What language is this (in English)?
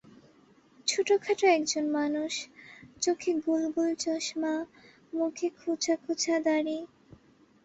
Bangla